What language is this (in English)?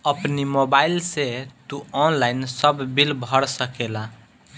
Bhojpuri